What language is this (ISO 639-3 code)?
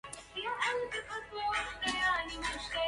ara